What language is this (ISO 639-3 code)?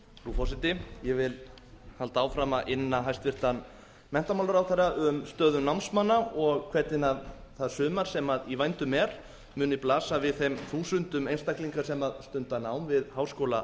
isl